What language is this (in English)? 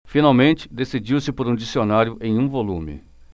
Portuguese